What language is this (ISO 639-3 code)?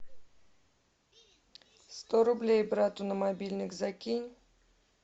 rus